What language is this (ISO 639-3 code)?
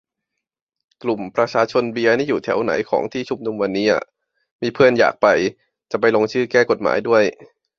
tha